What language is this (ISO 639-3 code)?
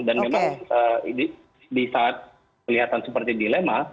ind